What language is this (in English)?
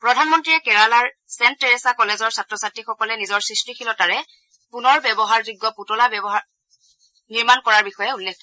Assamese